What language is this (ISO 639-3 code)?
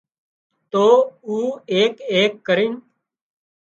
kxp